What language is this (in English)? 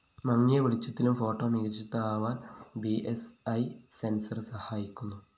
Malayalam